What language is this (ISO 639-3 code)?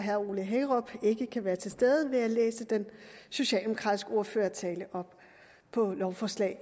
dan